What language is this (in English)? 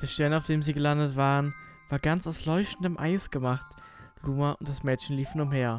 German